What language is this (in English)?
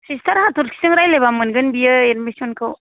Bodo